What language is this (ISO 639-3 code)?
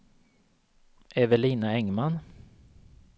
swe